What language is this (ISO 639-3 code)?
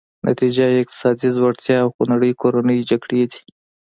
pus